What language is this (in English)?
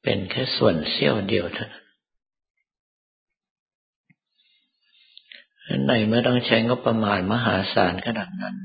Thai